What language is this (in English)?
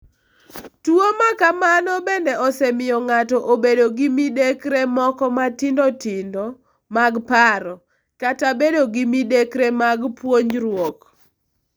Luo (Kenya and Tanzania)